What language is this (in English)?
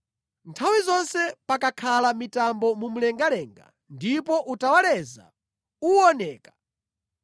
Nyanja